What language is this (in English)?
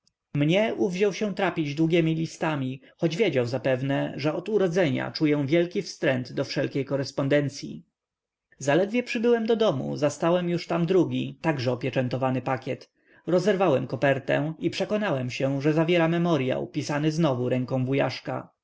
Polish